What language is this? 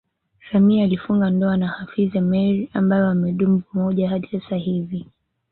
Swahili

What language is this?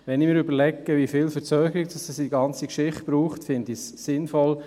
Swiss German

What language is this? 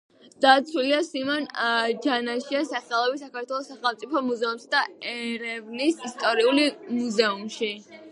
Georgian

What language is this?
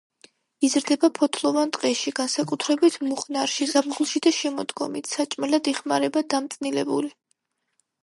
Georgian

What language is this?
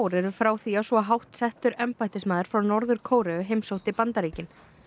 Icelandic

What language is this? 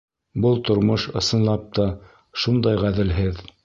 Bashkir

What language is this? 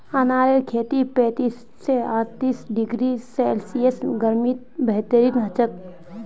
Magahi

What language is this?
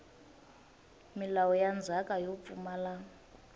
Tsonga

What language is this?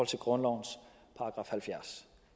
Danish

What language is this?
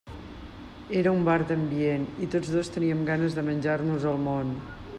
Catalan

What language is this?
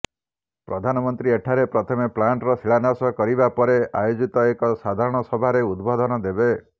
Odia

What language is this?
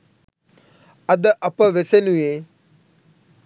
Sinhala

